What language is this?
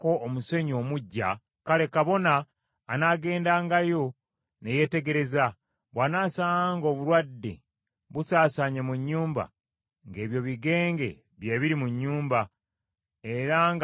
Ganda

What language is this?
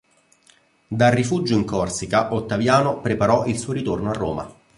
Italian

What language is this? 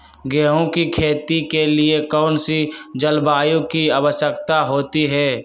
Magahi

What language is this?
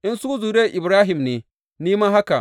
Hausa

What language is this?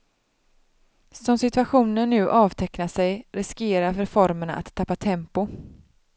Swedish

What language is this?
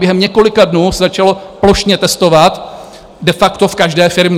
Czech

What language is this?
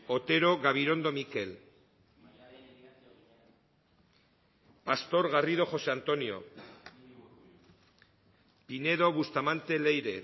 Basque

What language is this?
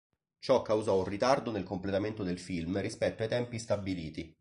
Italian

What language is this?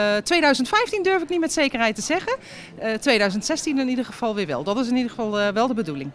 Dutch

